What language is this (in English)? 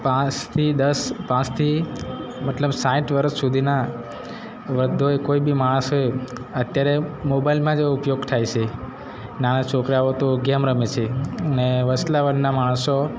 Gujarati